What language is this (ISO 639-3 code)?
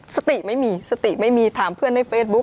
tha